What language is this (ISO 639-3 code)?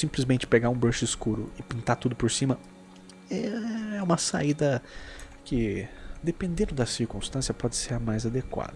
por